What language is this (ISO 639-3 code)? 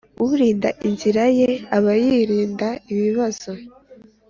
kin